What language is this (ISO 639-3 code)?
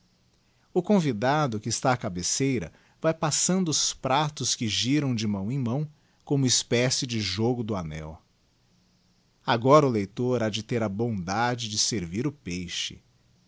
por